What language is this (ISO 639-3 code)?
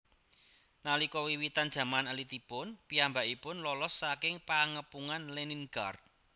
jav